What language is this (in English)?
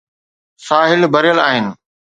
Sindhi